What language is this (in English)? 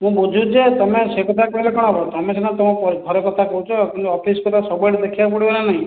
Odia